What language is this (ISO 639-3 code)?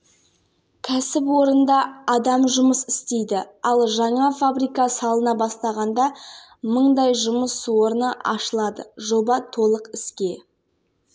kaz